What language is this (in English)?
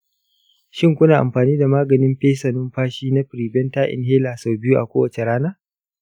Hausa